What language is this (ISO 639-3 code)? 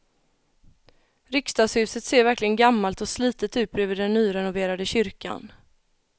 swe